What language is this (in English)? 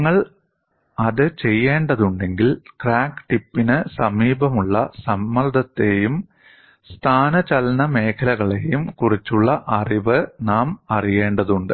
Malayalam